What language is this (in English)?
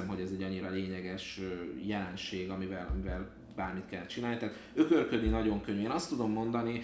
Hungarian